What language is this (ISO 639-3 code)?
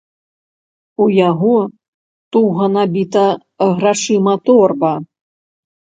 bel